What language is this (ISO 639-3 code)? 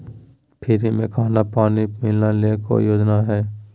mag